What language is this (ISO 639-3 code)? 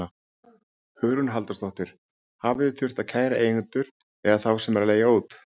isl